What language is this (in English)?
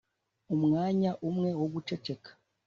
Kinyarwanda